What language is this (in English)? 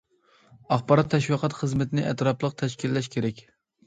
Uyghur